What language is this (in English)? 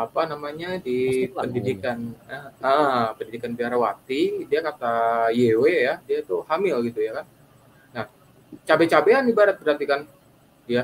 Indonesian